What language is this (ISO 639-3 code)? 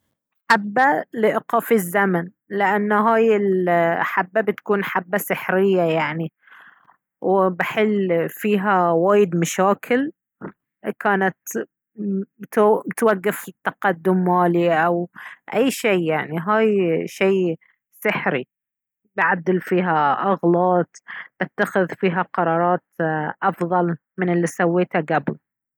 abv